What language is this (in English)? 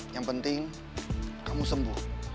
Indonesian